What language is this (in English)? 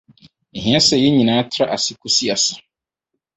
Akan